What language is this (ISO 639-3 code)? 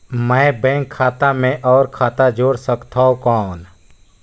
hne